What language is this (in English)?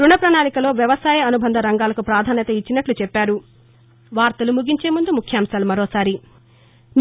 Telugu